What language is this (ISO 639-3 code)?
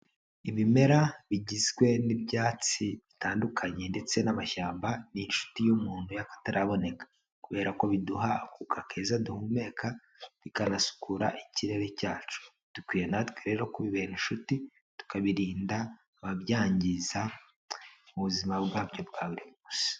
kin